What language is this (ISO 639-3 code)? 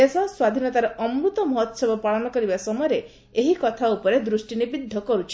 ori